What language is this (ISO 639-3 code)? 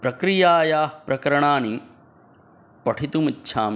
san